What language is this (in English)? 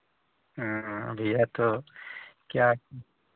Hindi